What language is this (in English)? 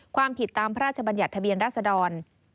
Thai